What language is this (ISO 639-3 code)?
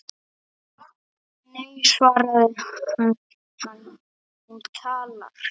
isl